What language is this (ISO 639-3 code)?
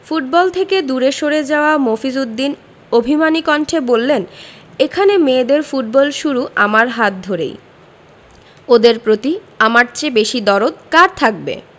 ben